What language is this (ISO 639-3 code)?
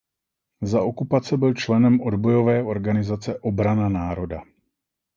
ces